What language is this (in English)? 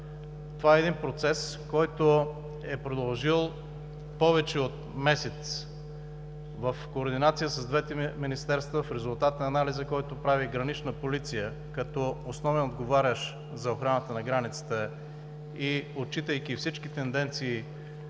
Bulgarian